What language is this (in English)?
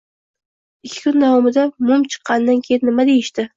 Uzbek